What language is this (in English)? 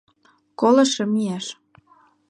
Mari